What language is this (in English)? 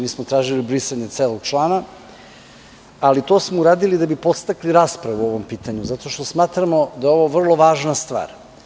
Serbian